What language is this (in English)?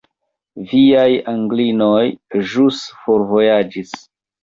Esperanto